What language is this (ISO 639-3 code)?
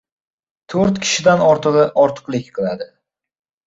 uzb